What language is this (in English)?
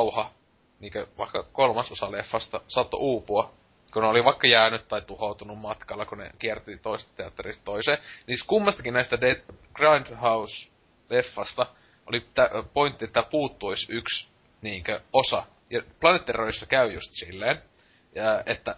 Finnish